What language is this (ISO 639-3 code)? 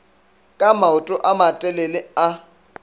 nso